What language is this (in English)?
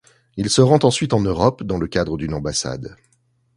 French